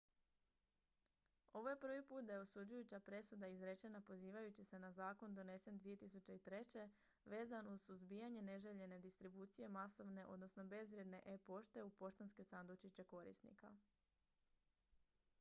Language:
Croatian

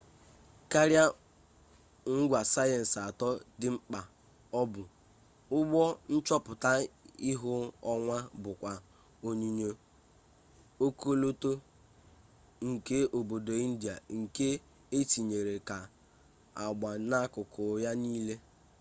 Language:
Igbo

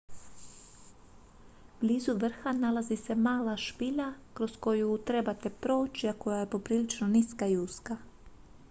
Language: Croatian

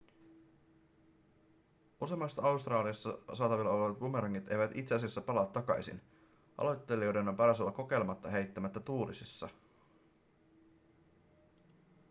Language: Finnish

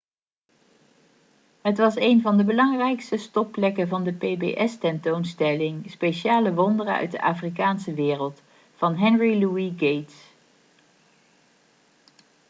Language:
Dutch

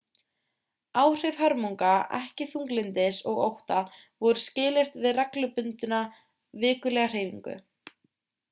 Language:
Icelandic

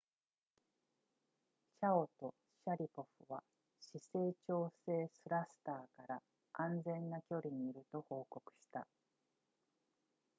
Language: Japanese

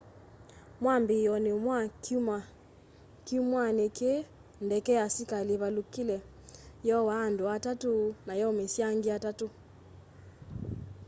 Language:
Kamba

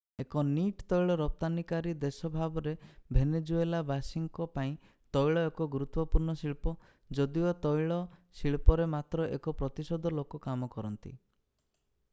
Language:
Odia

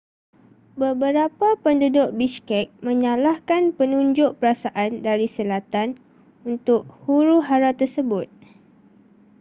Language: Malay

